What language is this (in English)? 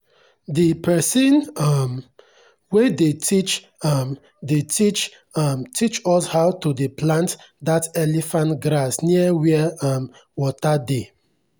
Nigerian Pidgin